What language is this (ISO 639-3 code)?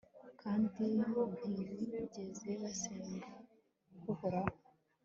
kin